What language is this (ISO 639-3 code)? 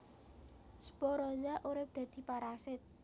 jav